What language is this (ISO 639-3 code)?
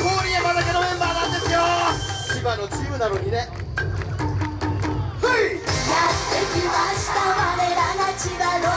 jpn